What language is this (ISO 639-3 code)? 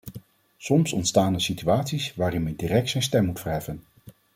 nld